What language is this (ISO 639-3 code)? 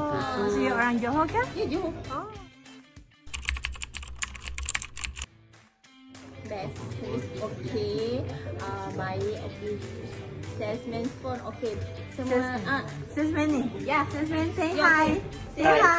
msa